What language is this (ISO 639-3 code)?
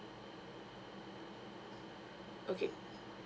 eng